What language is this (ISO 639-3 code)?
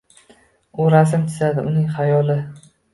uzb